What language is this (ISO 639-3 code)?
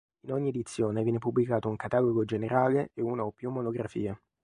ita